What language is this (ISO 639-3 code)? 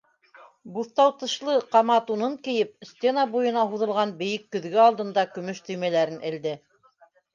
bak